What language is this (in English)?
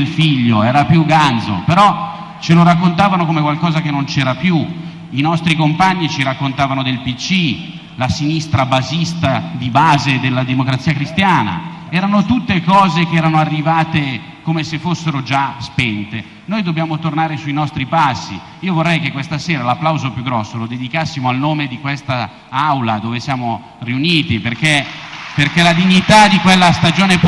Italian